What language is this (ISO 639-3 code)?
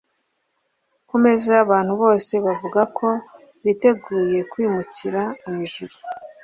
kin